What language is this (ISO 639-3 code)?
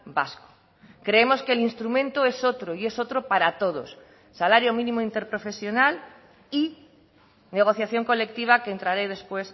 spa